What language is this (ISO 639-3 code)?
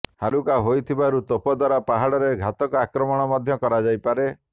ori